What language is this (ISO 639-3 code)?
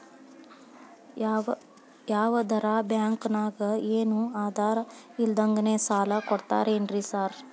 kan